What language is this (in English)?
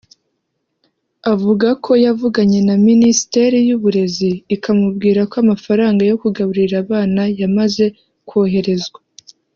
Kinyarwanda